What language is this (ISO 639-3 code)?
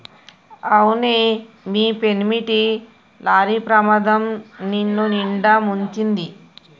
tel